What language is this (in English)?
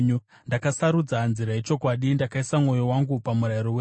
Shona